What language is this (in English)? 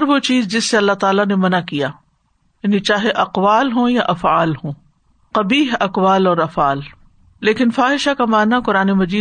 Urdu